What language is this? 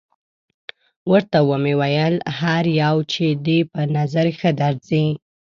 Pashto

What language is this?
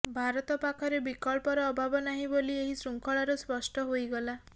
Odia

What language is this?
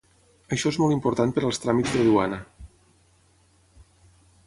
Catalan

